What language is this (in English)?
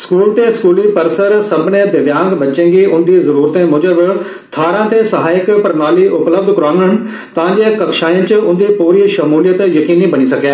Dogri